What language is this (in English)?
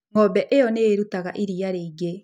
Kikuyu